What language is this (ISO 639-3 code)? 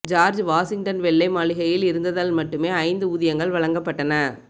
tam